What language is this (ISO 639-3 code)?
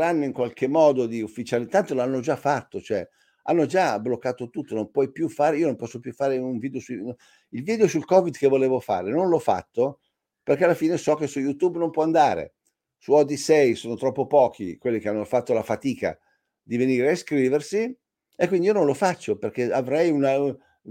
ita